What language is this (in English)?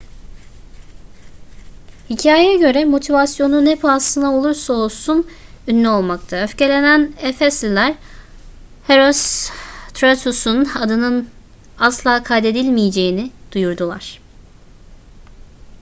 Turkish